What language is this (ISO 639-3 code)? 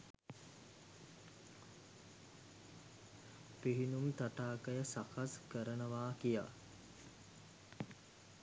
sin